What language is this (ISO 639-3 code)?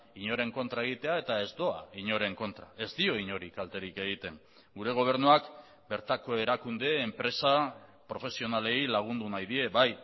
eus